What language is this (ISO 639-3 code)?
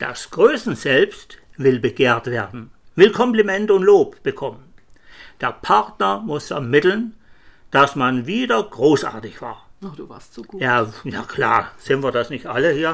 deu